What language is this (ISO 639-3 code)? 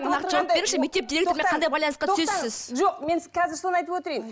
kaz